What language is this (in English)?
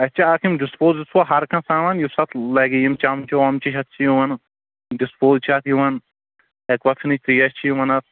Kashmiri